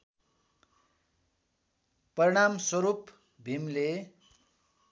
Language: Nepali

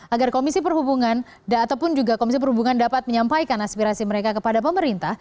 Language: Indonesian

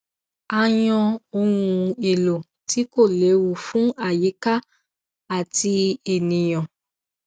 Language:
Yoruba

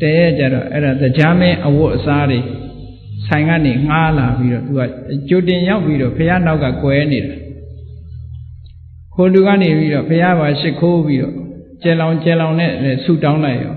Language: Vietnamese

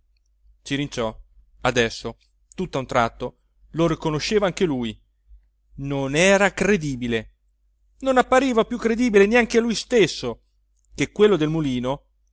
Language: Italian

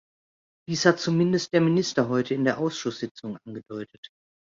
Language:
German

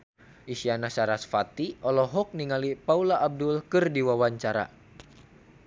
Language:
Sundanese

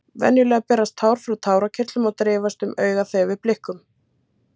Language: Icelandic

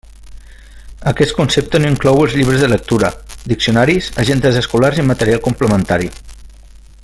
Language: Catalan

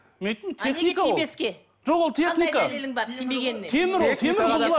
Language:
Kazakh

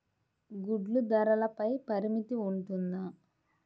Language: Telugu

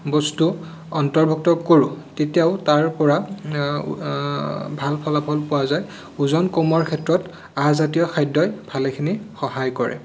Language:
Assamese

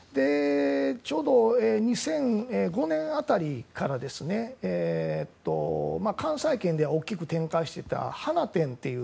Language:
Japanese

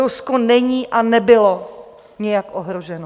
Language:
Czech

